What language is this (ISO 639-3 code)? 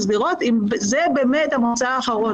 heb